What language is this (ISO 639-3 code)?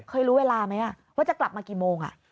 tha